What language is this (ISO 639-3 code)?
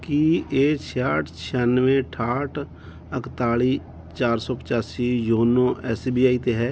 pan